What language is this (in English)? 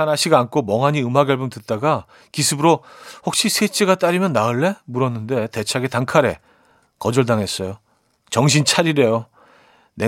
Korean